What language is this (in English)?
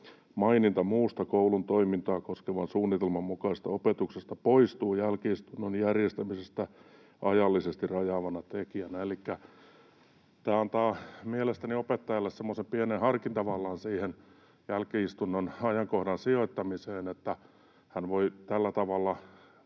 Finnish